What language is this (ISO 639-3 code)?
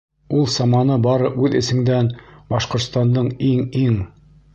bak